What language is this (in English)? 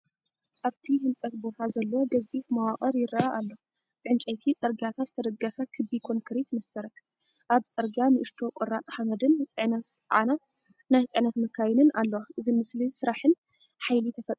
Tigrinya